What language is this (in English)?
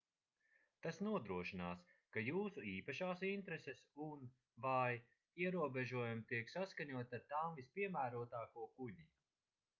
Latvian